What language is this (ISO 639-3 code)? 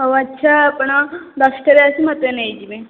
ori